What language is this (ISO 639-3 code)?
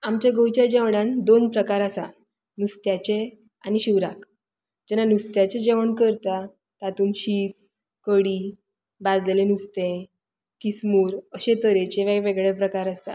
kok